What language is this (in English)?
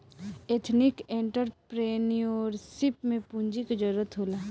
Bhojpuri